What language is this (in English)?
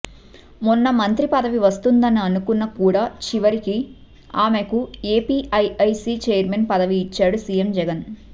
Telugu